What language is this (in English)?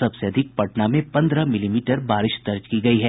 Hindi